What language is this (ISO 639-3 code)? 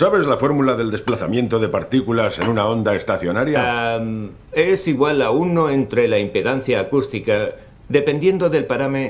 spa